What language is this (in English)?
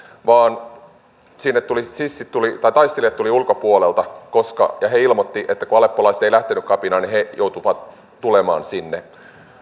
Finnish